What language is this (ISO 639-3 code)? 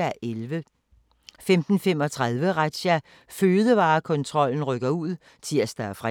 dan